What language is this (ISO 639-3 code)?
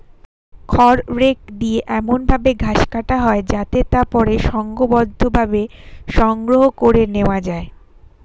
ben